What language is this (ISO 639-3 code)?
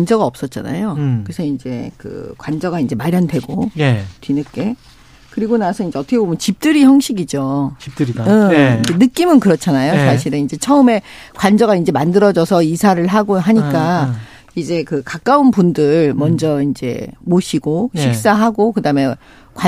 kor